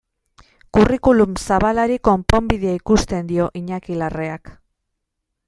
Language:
Basque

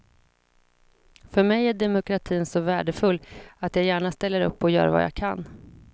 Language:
Swedish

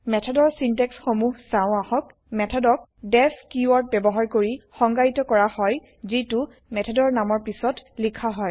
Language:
Assamese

